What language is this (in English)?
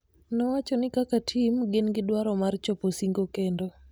Luo (Kenya and Tanzania)